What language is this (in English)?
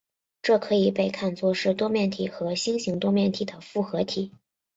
Chinese